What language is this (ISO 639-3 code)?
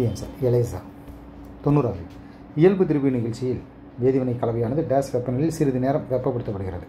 tam